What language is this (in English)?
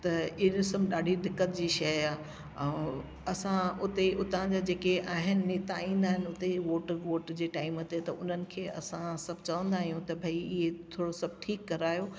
Sindhi